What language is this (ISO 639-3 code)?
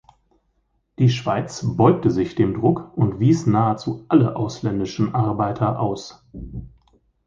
deu